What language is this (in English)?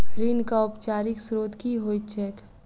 Maithili